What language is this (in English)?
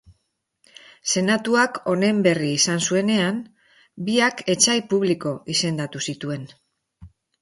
Basque